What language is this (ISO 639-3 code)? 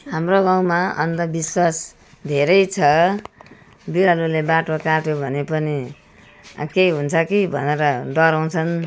nep